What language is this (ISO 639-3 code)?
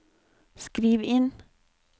nor